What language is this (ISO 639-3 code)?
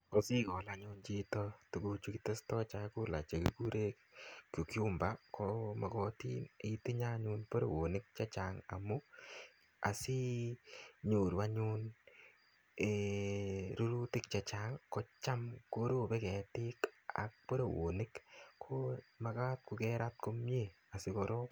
kln